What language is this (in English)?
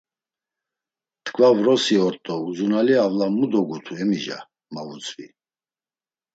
Laz